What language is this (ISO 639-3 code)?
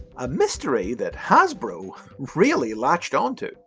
eng